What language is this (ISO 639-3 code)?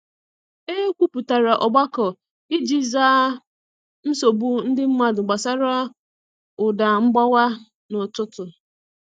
ibo